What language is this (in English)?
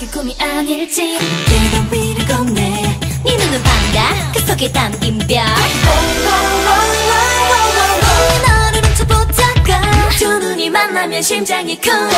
Korean